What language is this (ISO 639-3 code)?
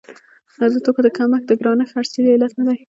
pus